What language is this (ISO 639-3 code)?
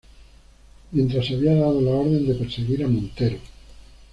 spa